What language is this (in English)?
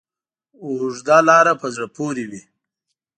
Pashto